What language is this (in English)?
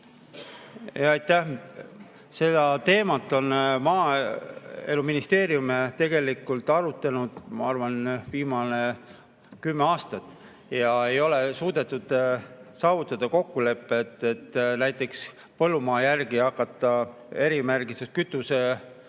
Estonian